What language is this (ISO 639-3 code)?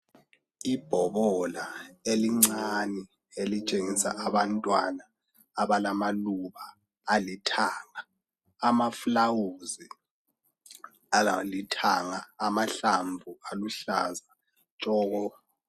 nde